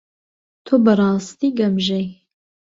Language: Central Kurdish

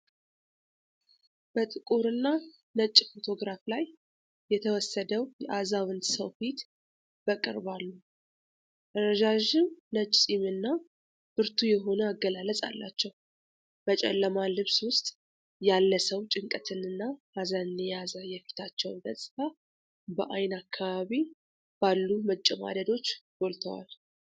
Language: Amharic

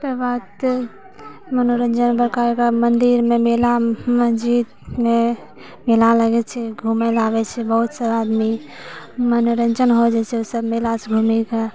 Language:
Maithili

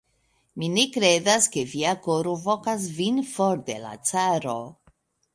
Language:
Esperanto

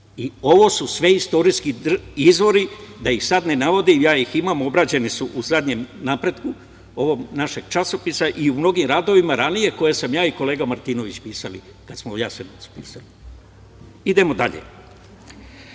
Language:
Serbian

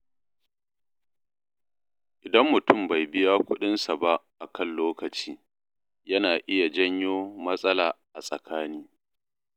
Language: Hausa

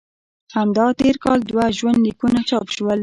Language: Pashto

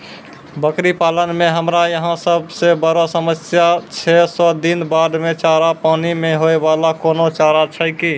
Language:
Maithili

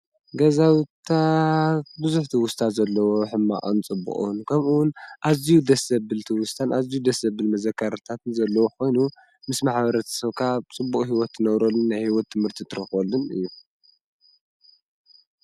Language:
Tigrinya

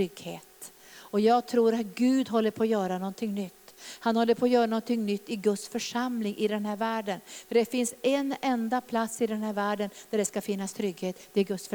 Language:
Swedish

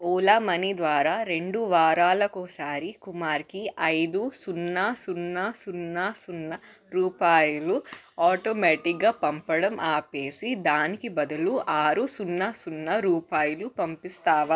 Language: Telugu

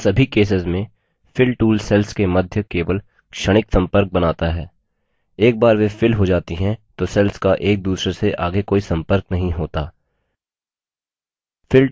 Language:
Hindi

